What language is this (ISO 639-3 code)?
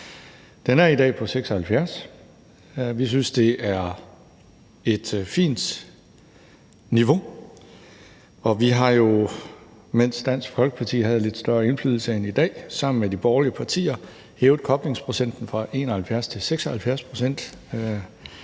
dan